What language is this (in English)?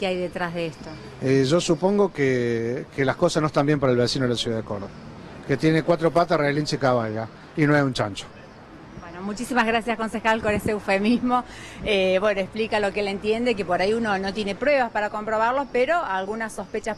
Spanish